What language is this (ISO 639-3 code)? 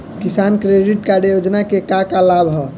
bho